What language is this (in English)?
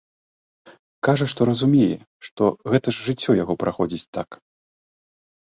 Belarusian